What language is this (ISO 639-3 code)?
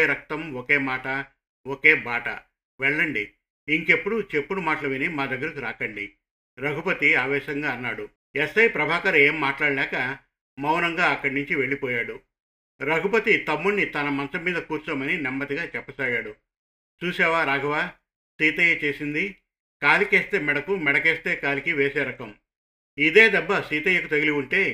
tel